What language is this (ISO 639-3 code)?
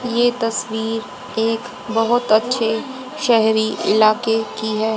hin